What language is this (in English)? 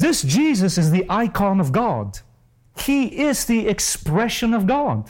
English